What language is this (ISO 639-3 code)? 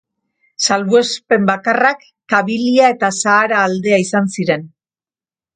eus